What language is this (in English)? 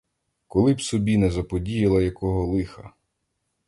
Ukrainian